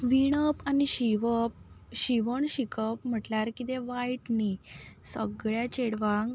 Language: Konkani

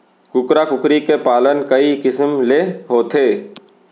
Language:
Chhattisgarhi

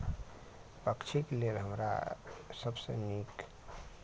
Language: Maithili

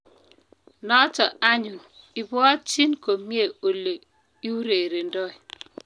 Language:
Kalenjin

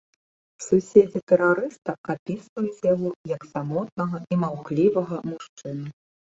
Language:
Belarusian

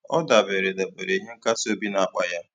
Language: Igbo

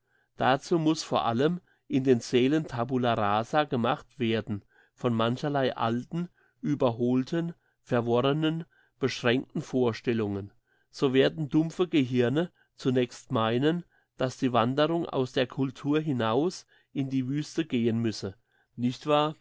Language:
German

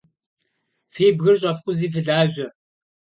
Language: Kabardian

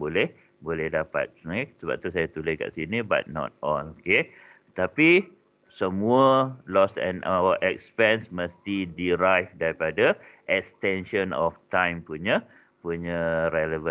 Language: Malay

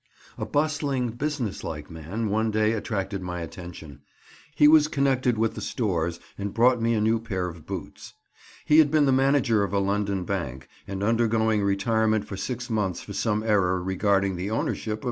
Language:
English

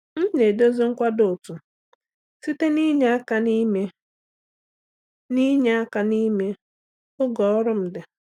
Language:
Igbo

